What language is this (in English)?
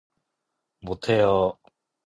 Korean